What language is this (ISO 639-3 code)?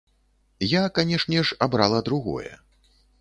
bel